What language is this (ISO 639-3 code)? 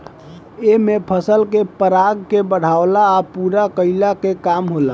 bho